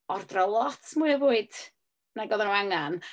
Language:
Welsh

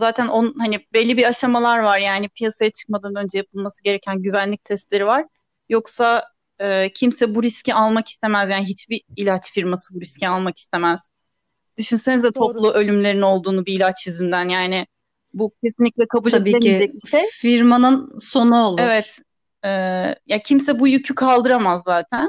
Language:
Turkish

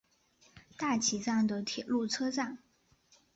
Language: Chinese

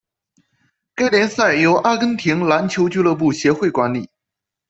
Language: Chinese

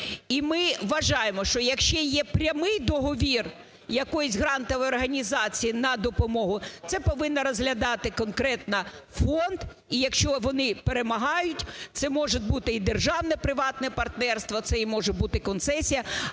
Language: Ukrainian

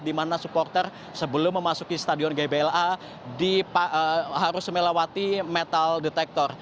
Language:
Indonesian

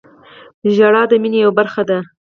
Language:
Pashto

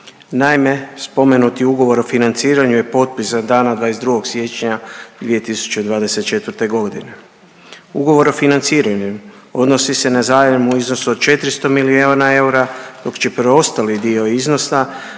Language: Croatian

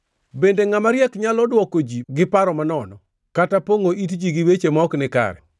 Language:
Luo (Kenya and Tanzania)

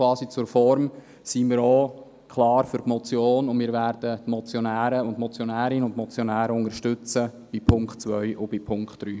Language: Swiss German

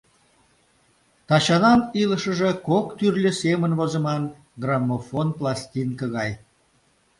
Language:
Mari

